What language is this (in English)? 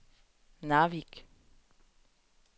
Danish